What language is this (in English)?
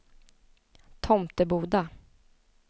Swedish